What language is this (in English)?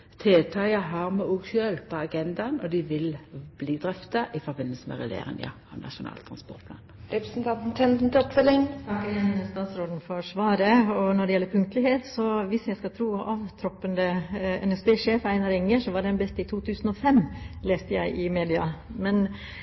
Norwegian